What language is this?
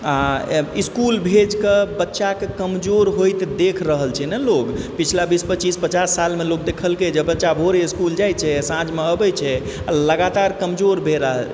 Maithili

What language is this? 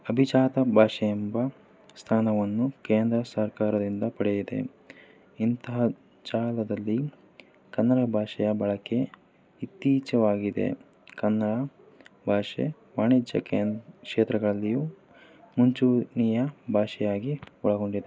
Kannada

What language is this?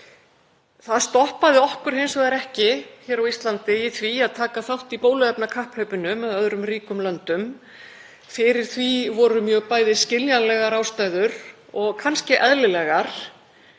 Icelandic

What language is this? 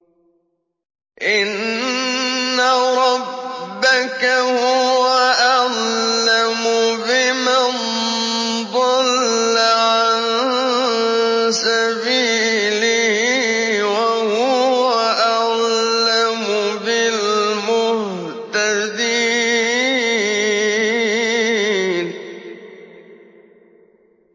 Arabic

